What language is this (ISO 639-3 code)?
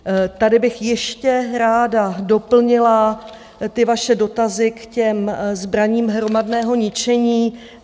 ces